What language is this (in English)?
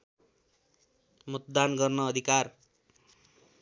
Nepali